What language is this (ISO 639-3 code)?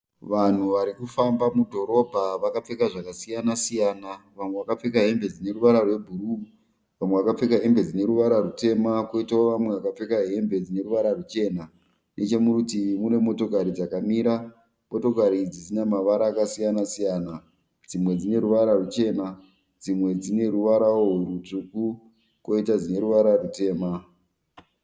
sna